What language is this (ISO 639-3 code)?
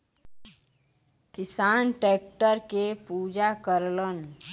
bho